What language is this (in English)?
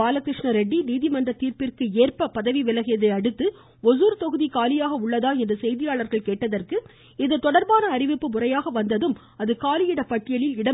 Tamil